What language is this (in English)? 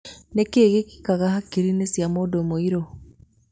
Kikuyu